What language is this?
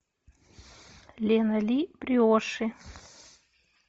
Russian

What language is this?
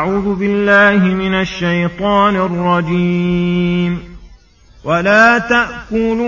Arabic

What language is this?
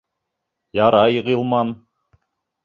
Bashkir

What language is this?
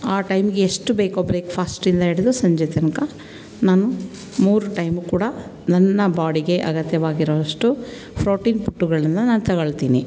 Kannada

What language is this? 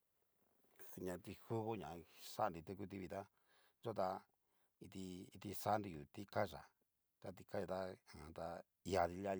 Cacaloxtepec Mixtec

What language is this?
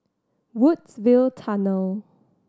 English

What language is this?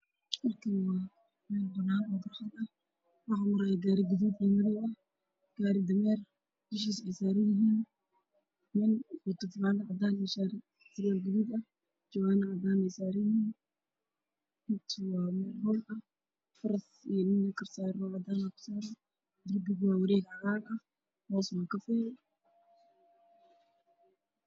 Somali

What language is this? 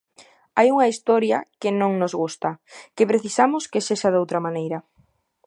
Galician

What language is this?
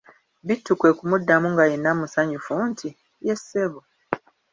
Ganda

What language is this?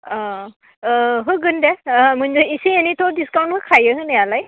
Bodo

